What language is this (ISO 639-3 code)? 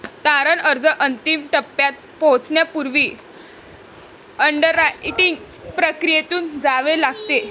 mar